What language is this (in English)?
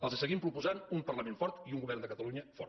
Catalan